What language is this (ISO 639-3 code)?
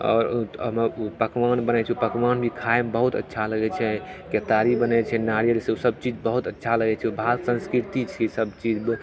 mai